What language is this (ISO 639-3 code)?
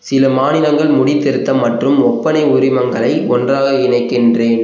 tam